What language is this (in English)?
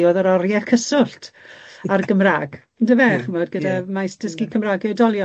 Welsh